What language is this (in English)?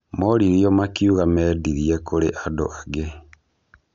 Kikuyu